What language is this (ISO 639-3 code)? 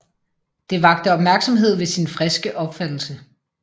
dan